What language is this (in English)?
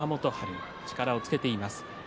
Japanese